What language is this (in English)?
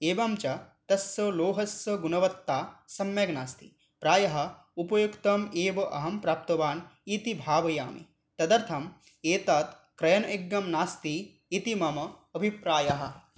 Sanskrit